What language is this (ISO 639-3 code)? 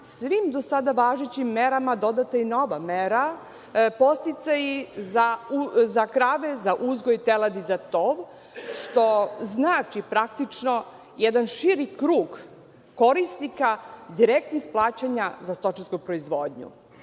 srp